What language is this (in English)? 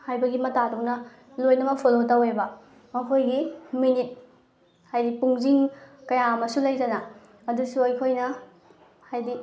Manipuri